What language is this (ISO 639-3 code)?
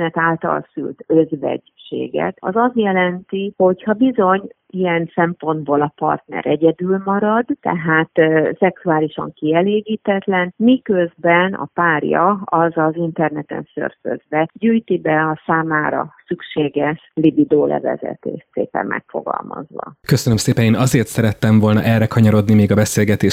hun